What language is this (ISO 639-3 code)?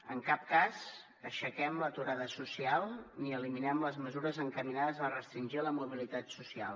cat